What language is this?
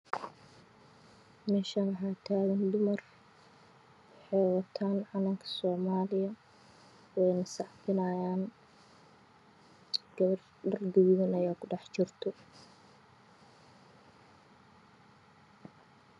Somali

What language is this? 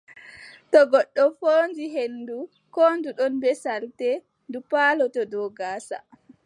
Adamawa Fulfulde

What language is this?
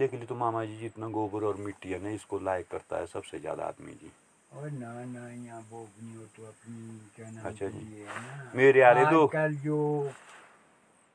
Hindi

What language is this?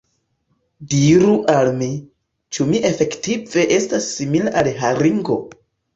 Esperanto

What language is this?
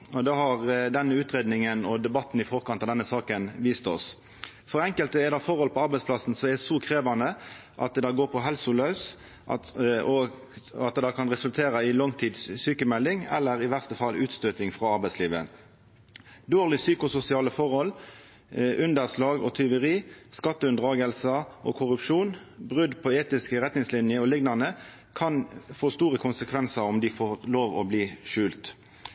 Norwegian Nynorsk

